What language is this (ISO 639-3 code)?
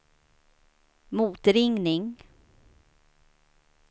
swe